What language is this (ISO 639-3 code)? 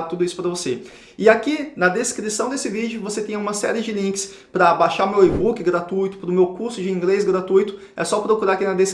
por